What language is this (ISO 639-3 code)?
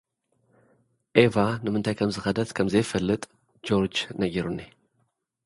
tir